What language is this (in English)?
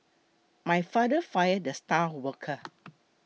English